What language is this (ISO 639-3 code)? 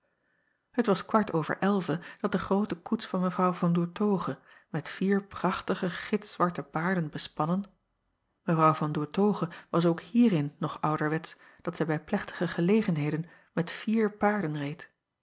nld